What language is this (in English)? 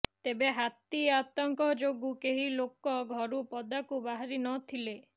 Odia